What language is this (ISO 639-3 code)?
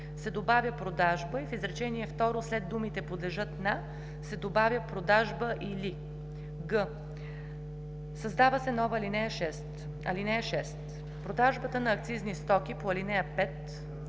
bul